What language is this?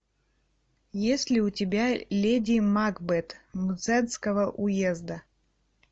Russian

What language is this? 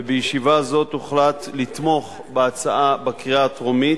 Hebrew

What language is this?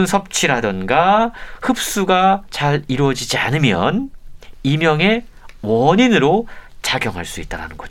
Korean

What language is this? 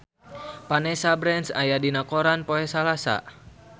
Sundanese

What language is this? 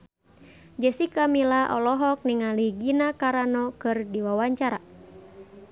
Sundanese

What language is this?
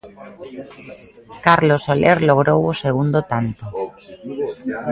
Galician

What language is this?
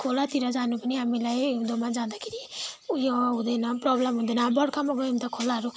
Nepali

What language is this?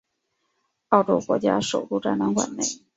Chinese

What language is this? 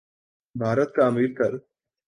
Urdu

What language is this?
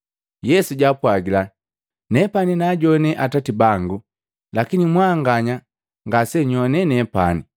Matengo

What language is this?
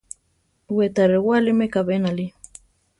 Central Tarahumara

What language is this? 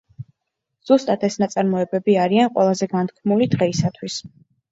Georgian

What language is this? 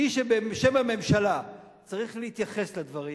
Hebrew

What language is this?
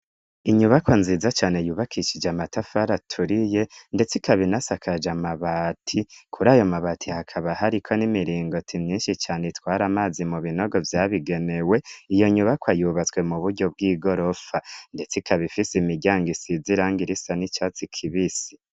Rundi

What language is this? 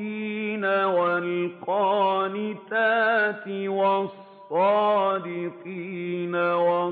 Arabic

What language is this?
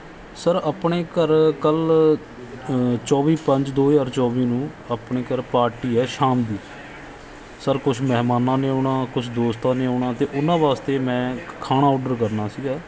Punjabi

